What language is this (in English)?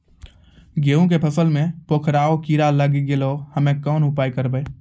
Maithili